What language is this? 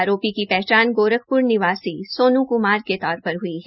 Hindi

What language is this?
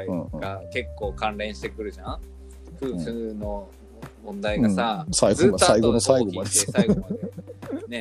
Japanese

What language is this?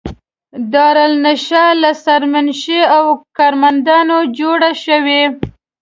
Pashto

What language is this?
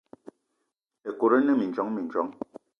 Eton (Cameroon)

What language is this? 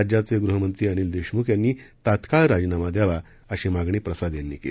Marathi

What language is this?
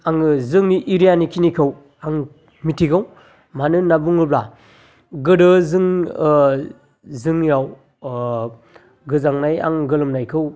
Bodo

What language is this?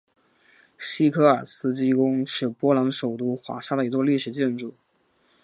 Chinese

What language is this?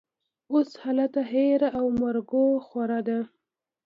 Pashto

